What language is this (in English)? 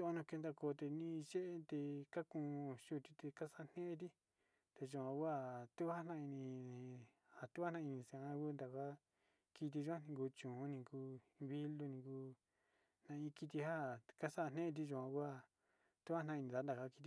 Sinicahua Mixtec